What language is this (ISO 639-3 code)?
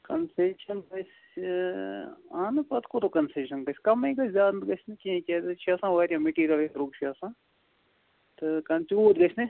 kas